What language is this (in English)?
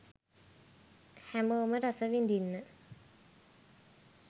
Sinhala